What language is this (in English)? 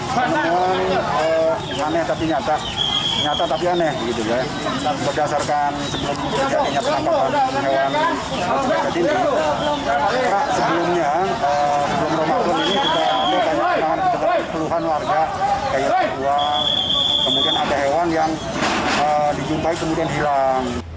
Indonesian